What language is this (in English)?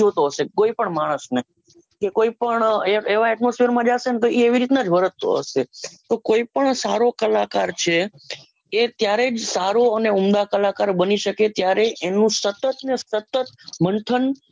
Gujarati